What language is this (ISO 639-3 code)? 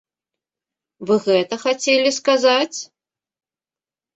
bel